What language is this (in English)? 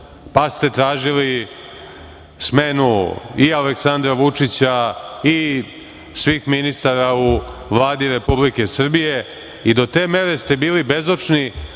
Serbian